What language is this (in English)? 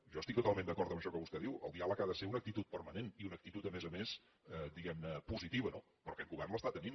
Catalan